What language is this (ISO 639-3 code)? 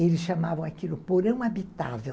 por